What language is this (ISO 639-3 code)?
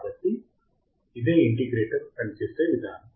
tel